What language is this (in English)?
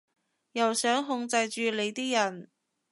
Cantonese